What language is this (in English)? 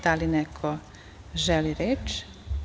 Serbian